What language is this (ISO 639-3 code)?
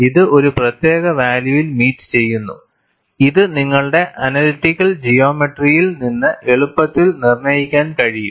mal